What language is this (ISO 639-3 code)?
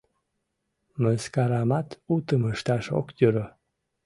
chm